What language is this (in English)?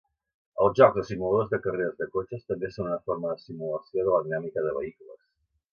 Catalan